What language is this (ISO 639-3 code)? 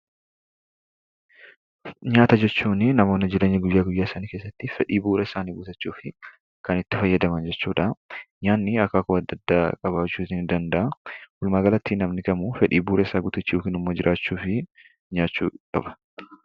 orm